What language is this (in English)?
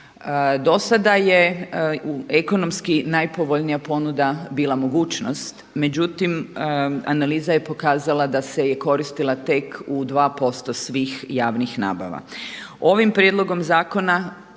Croatian